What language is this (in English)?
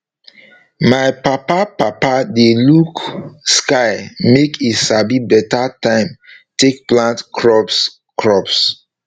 Nigerian Pidgin